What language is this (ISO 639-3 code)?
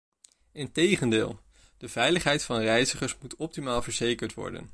nld